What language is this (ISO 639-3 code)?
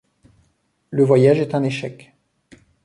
fra